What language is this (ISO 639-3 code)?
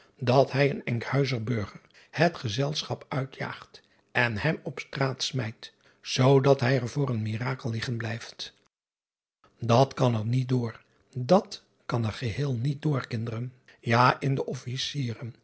nld